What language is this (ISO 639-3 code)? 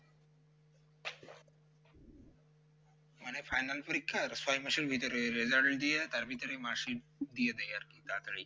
ben